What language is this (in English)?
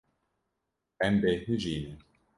Kurdish